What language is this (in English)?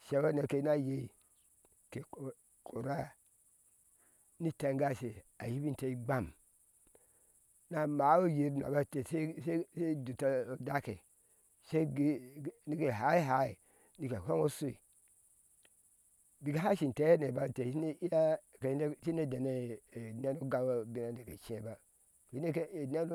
Ashe